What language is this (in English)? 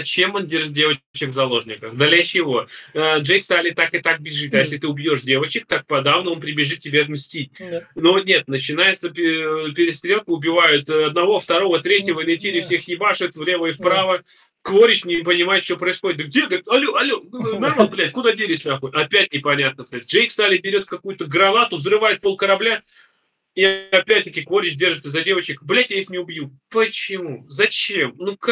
Russian